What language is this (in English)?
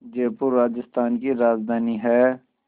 Hindi